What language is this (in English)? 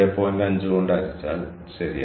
Malayalam